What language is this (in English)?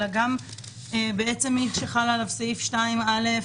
Hebrew